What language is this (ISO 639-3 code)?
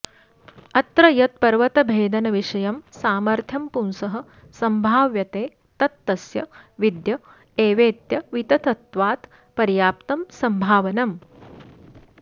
san